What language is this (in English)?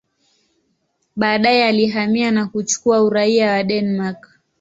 Swahili